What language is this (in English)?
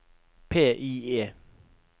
Norwegian